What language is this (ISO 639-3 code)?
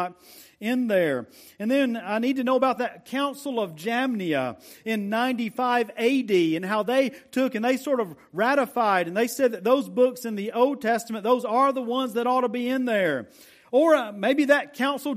eng